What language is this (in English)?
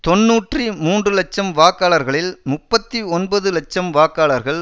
Tamil